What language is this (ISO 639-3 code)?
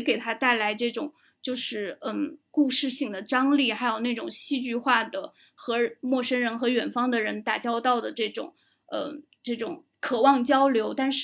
zho